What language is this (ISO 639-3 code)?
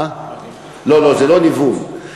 heb